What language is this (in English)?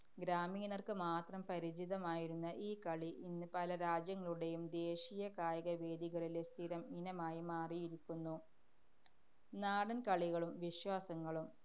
Malayalam